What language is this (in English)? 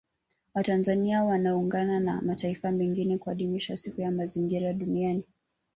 Swahili